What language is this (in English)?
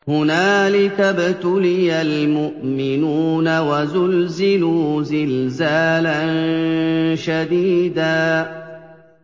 Arabic